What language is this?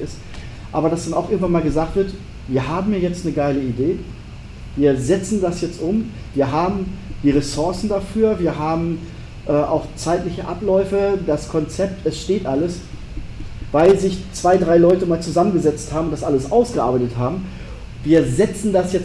German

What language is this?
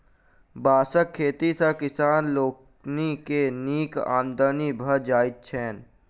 Maithili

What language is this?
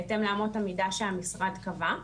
Hebrew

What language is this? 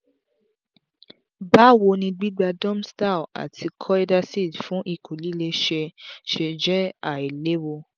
Yoruba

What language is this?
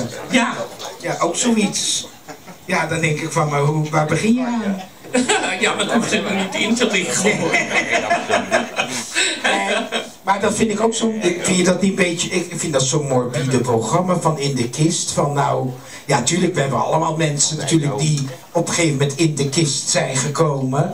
Dutch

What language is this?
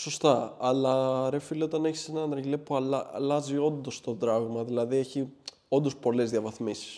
Greek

